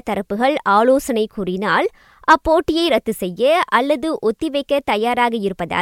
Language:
Tamil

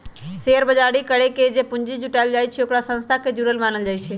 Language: Magahi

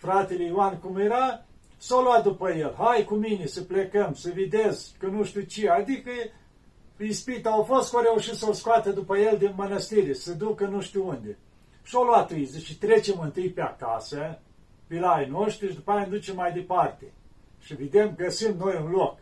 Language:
Romanian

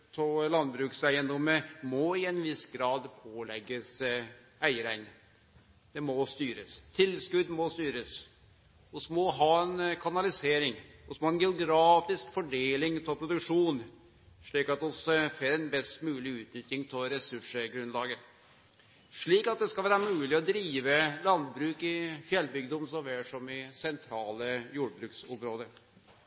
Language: Norwegian Nynorsk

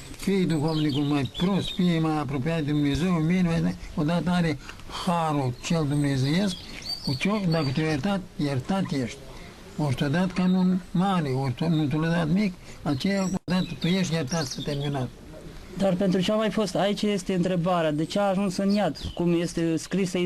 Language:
Romanian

